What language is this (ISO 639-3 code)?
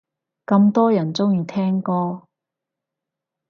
yue